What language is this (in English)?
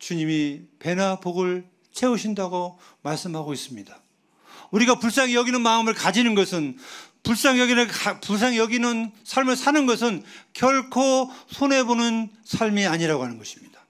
Korean